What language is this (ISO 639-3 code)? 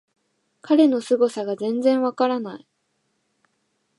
jpn